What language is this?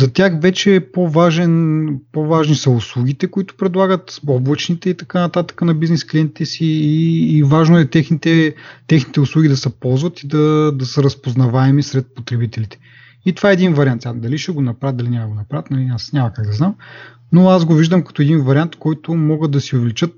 Bulgarian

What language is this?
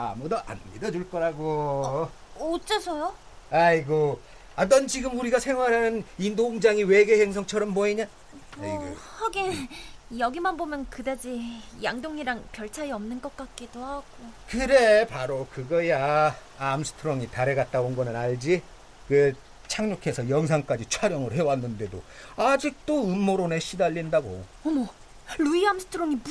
Korean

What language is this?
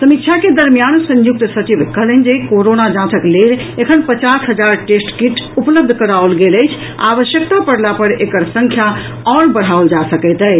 Maithili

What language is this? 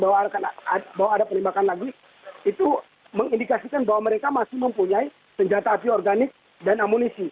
Indonesian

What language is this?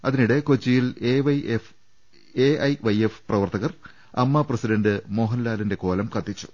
Malayalam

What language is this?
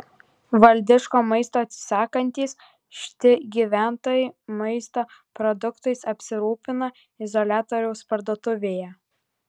Lithuanian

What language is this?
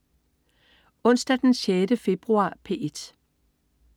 Danish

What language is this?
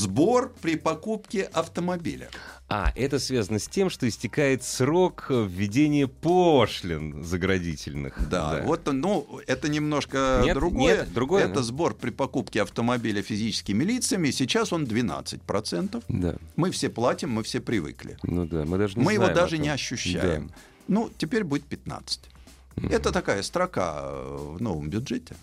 Russian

